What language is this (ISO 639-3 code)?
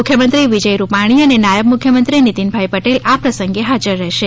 guj